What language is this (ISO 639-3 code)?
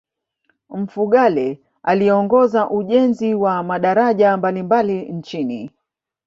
swa